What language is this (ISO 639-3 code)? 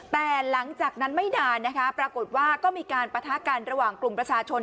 tha